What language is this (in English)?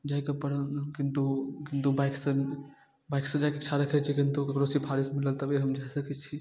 Maithili